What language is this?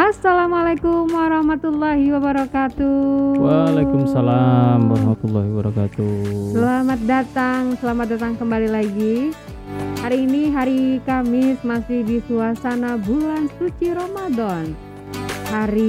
Indonesian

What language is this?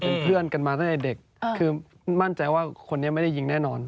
Thai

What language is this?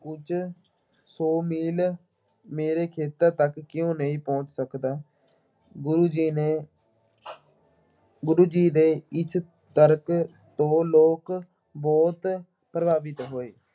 Punjabi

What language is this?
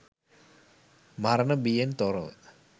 Sinhala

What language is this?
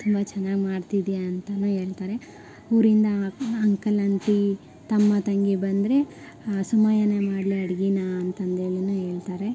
Kannada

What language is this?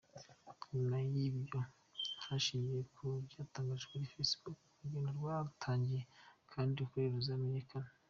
Kinyarwanda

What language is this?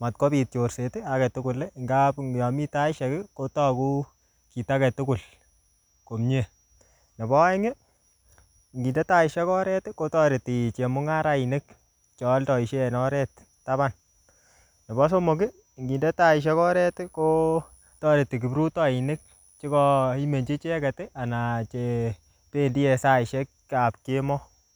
Kalenjin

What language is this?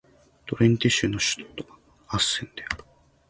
Japanese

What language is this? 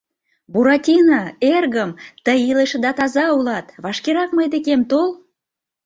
Mari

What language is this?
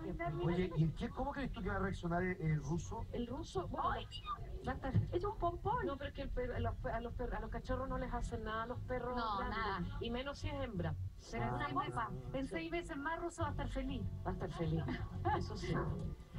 Spanish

